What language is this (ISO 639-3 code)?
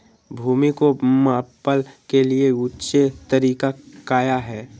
mag